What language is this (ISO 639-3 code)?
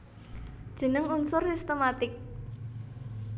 jav